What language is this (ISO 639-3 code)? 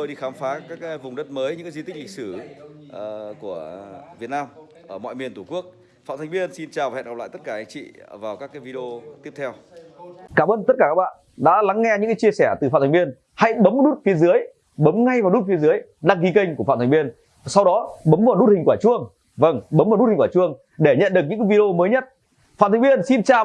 vie